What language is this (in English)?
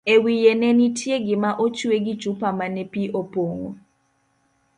Luo (Kenya and Tanzania)